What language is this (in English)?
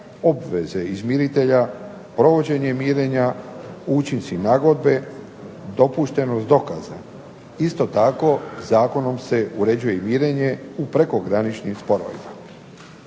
Croatian